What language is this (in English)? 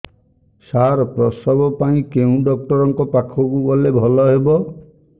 Odia